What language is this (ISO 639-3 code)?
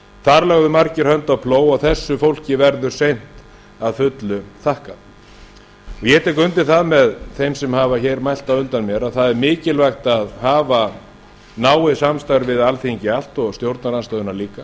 isl